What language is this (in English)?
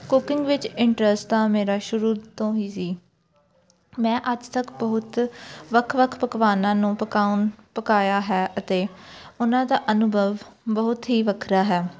Punjabi